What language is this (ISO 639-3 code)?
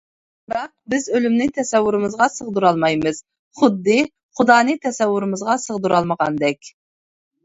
uig